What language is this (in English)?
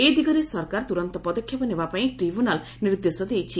Odia